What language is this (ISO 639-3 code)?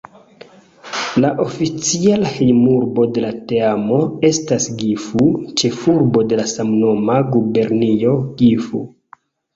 epo